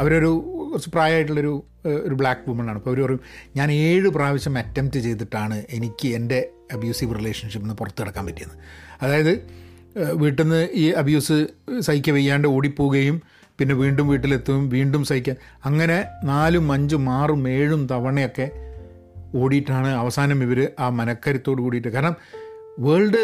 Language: Malayalam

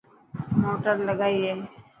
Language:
Dhatki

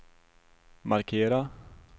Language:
Swedish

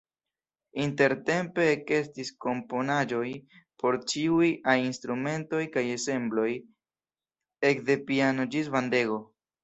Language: Esperanto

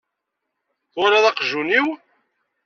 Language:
Kabyle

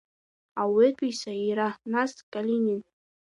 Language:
Abkhazian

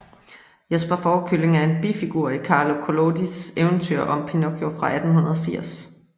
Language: Danish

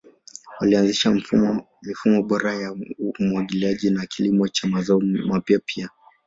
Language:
Swahili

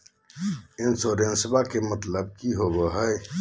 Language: Magahi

